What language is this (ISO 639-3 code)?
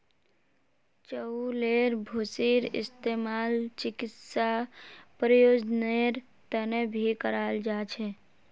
mag